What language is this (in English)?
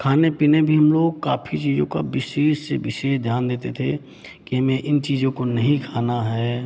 Hindi